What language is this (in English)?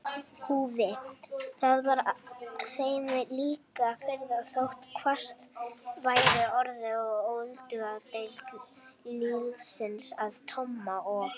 Icelandic